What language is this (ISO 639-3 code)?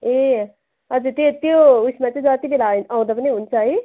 nep